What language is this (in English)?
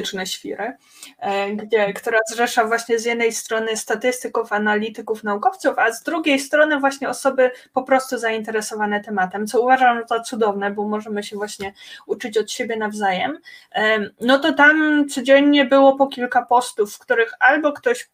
Polish